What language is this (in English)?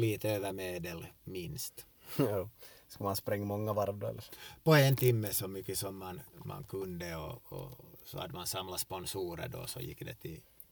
Swedish